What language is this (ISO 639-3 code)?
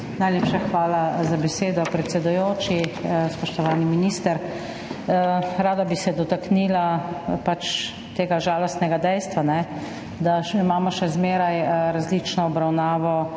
slv